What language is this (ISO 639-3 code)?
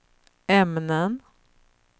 swe